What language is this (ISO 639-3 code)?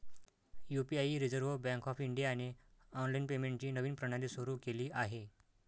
mar